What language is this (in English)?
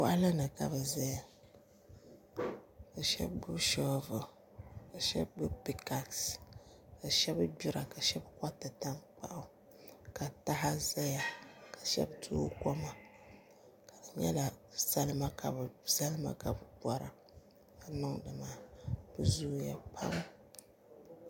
Dagbani